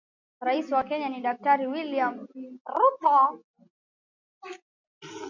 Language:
Swahili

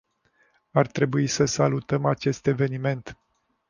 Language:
Romanian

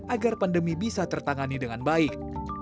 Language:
Indonesian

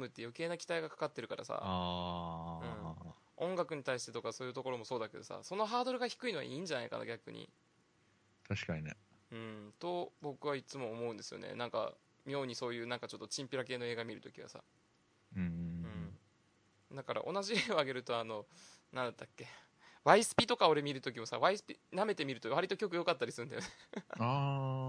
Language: Japanese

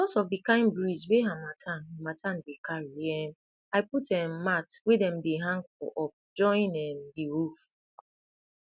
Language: Nigerian Pidgin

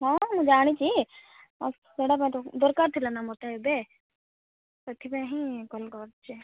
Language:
Odia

